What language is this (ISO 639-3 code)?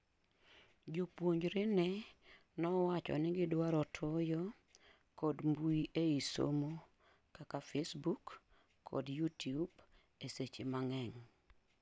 luo